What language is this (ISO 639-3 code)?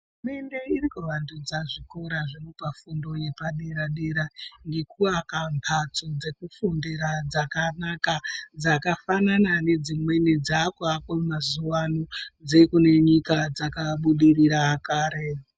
ndc